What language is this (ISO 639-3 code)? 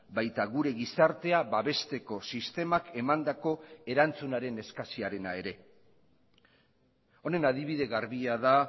eus